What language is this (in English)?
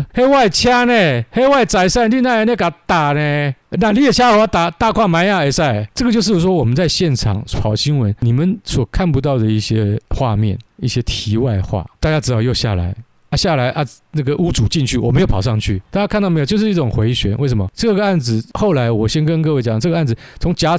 Chinese